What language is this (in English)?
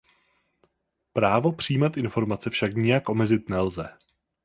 Czech